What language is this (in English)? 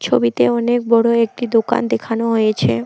Bangla